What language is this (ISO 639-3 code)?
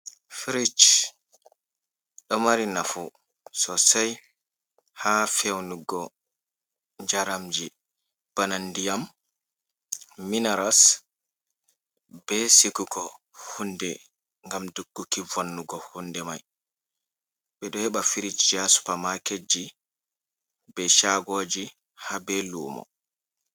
ful